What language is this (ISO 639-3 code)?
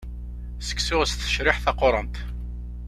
kab